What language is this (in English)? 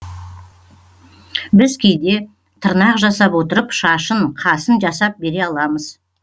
Kazakh